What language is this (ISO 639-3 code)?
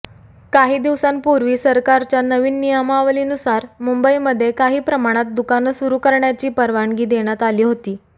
mar